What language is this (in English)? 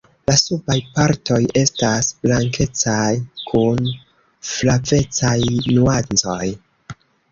Esperanto